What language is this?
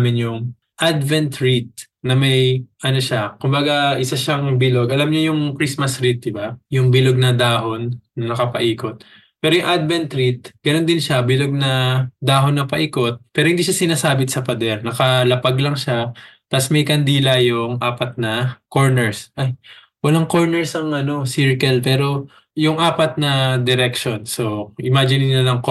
Filipino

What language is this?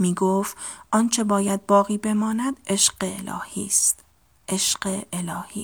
Persian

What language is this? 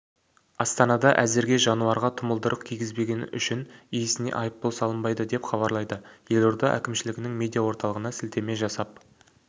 Kazakh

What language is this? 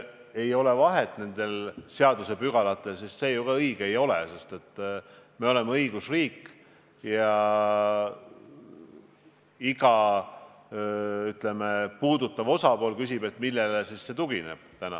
Estonian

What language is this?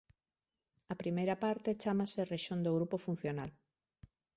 Galician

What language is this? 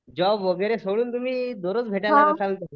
Marathi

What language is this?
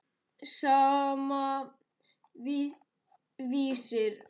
Icelandic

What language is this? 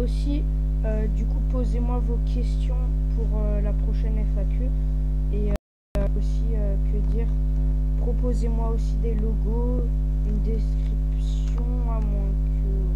French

